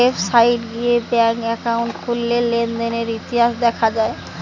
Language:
Bangla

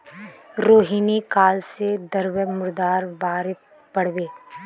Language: Magahi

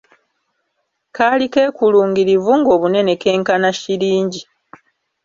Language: Ganda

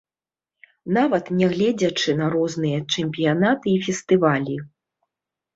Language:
Belarusian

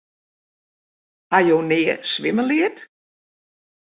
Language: Western Frisian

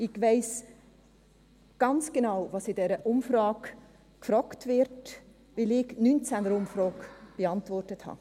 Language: Swiss German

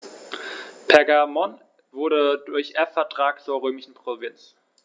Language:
German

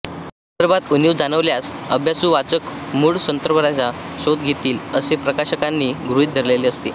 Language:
Marathi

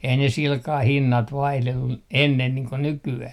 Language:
Finnish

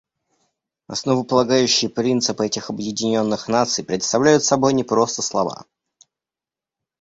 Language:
Russian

